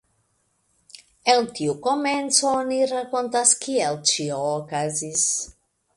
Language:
Esperanto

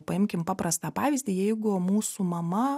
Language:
Lithuanian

